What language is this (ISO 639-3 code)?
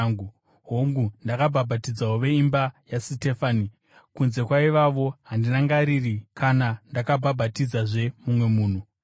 sna